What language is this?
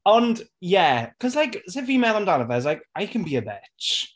Welsh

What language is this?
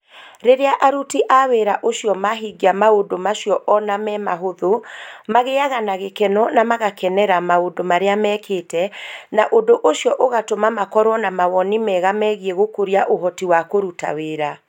Kikuyu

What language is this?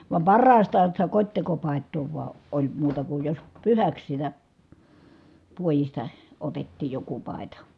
Finnish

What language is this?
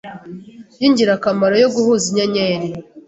Kinyarwanda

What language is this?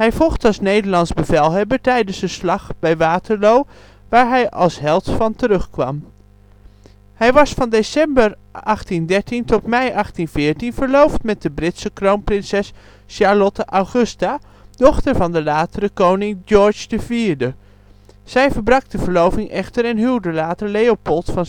Dutch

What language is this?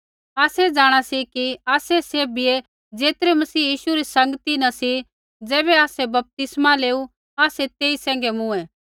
Kullu Pahari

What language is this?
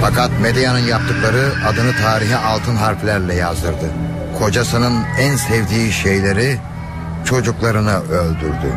Turkish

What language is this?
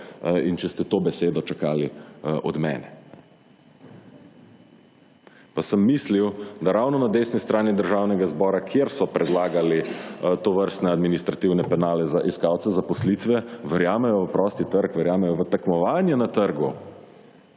Slovenian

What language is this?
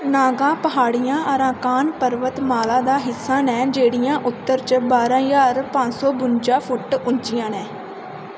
Dogri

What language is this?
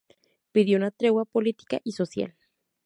Spanish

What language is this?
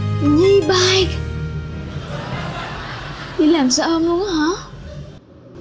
Vietnamese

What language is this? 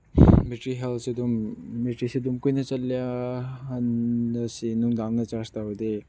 Manipuri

